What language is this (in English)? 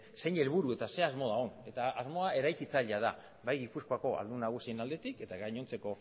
Basque